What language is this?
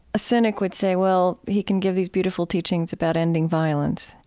English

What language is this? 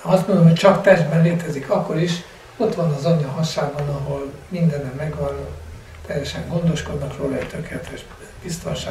Hungarian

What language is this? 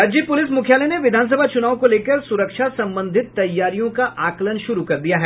Hindi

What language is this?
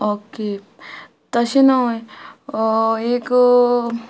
Konkani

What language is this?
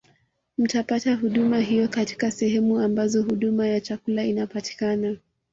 Swahili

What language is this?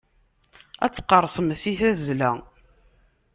Kabyle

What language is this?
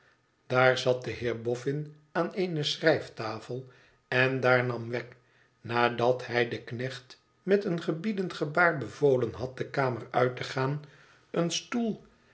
Dutch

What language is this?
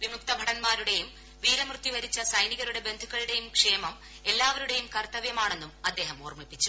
Malayalam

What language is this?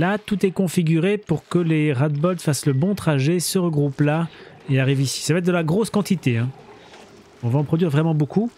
French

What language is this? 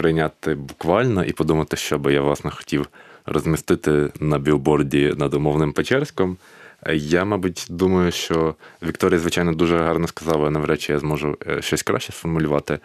Ukrainian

